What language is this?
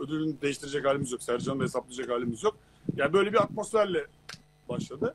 Turkish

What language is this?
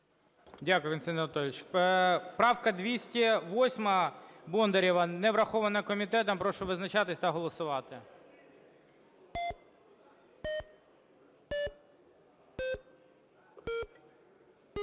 Ukrainian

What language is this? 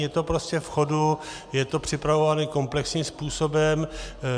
Czech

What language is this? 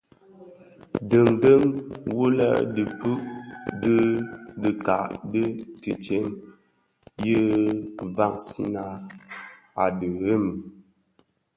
Bafia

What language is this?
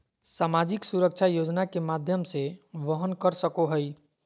Magahi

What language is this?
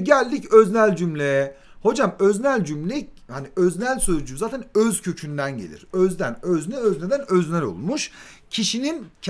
Turkish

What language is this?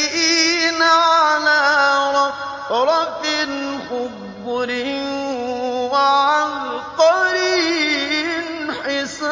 Arabic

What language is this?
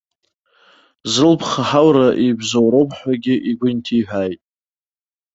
Abkhazian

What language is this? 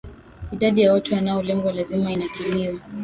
Swahili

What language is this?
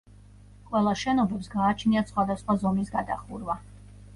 Georgian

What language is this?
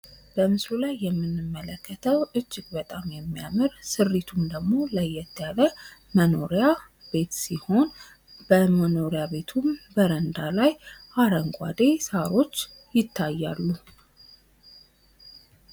Amharic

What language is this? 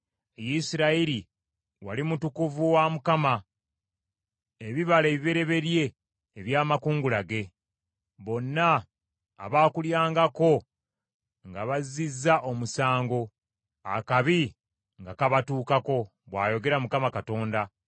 Ganda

